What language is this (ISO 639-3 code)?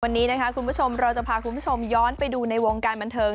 tha